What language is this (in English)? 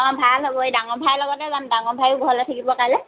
Assamese